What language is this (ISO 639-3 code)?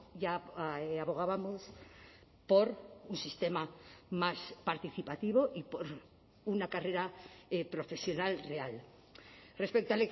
spa